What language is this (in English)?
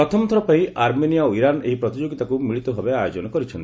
Odia